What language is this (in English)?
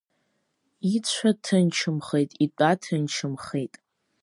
Abkhazian